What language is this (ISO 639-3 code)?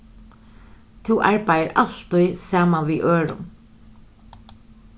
fao